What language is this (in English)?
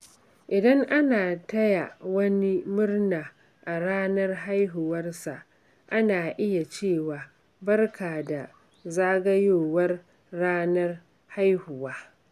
Hausa